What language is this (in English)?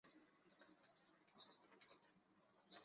Chinese